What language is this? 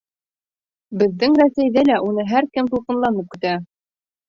Bashkir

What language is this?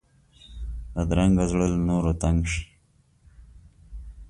Pashto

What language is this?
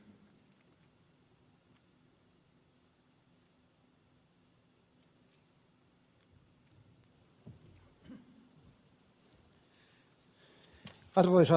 Finnish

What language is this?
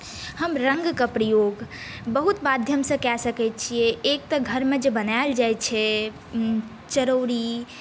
Maithili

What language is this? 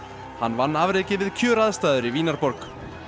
Icelandic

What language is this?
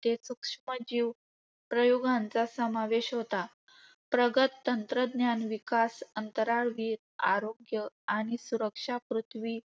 Marathi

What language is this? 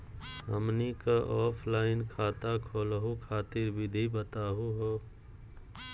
Magahi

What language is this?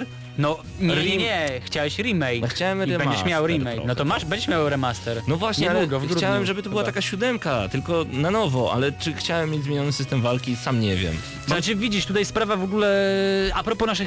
Polish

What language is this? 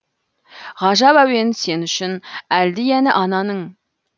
Kazakh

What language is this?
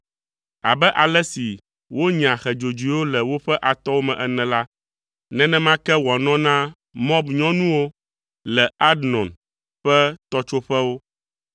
Ewe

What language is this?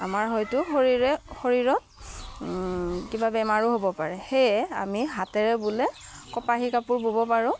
Assamese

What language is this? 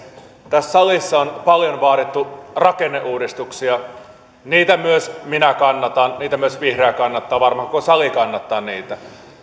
Finnish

